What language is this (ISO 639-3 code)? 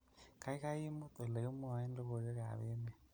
kln